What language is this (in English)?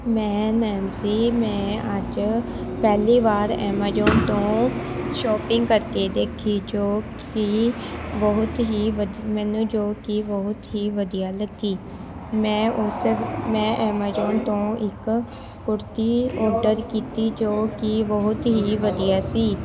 Punjabi